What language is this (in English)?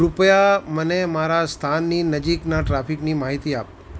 Gujarati